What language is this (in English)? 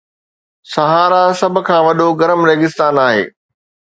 Sindhi